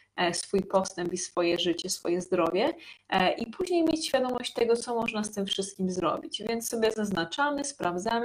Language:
Polish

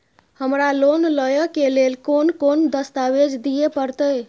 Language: Maithili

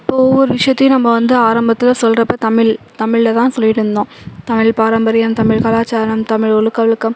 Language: Tamil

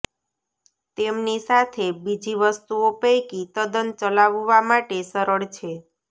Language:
Gujarati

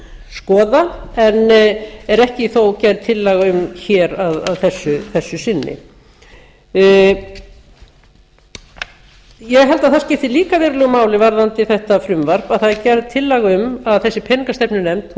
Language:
Icelandic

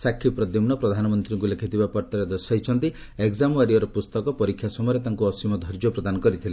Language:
Odia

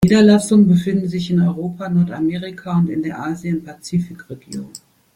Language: German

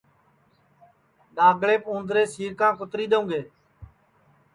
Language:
Sansi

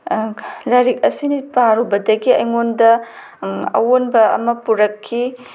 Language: Manipuri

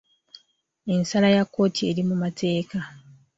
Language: Ganda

